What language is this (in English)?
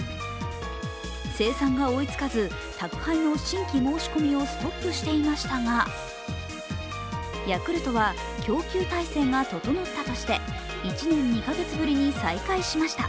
Japanese